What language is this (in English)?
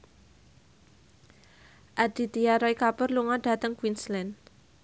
Javanese